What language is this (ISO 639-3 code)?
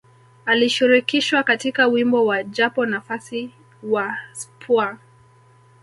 swa